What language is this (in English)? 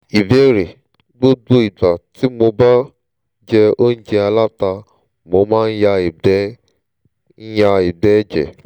Yoruba